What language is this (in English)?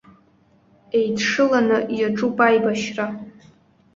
Abkhazian